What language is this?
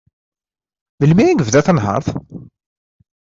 Kabyle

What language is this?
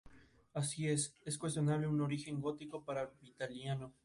Spanish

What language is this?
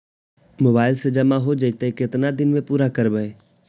Magahi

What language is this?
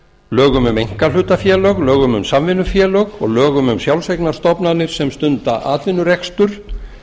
Icelandic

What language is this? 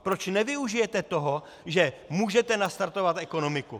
Czech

